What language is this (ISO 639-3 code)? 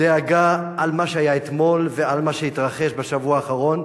heb